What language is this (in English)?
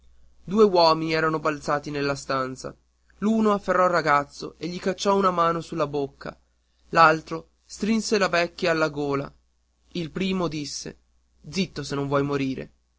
Italian